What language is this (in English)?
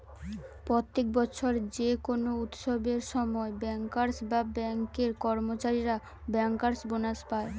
Bangla